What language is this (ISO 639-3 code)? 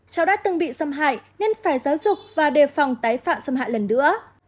vie